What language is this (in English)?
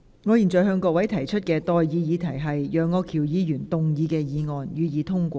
Cantonese